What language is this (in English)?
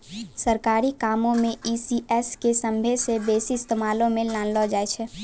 Maithili